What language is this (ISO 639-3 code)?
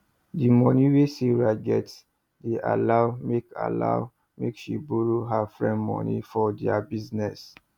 pcm